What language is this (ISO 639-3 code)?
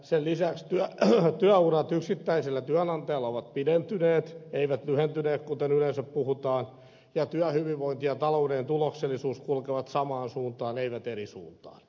fin